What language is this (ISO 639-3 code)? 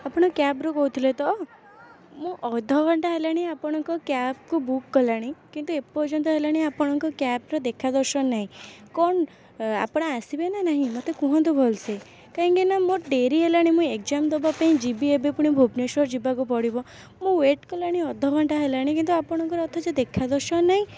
ori